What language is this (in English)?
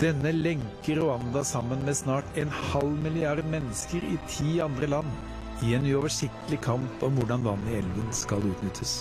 Norwegian